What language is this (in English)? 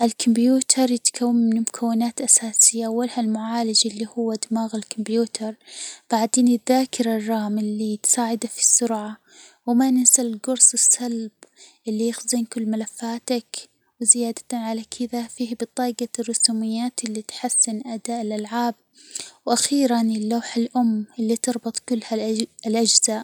Hijazi Arabic